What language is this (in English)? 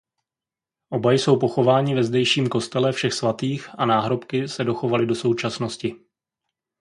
Czech